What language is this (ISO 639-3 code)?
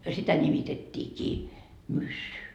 fin